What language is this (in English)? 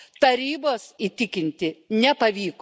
Lithuanian